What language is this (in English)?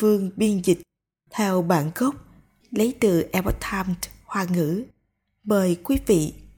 Vietnamese